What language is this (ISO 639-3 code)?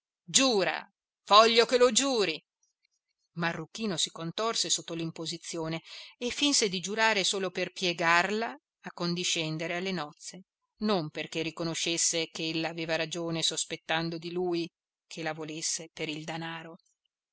ita